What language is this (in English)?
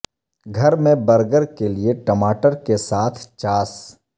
Urdu